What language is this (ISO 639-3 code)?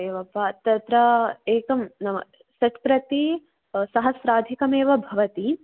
san